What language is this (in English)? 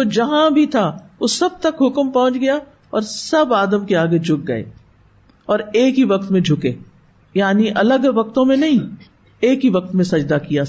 Urdu